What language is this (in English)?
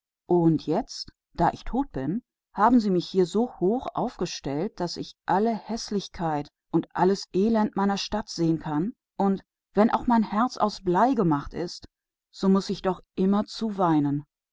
German